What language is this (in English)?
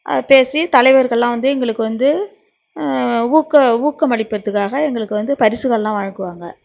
Tamil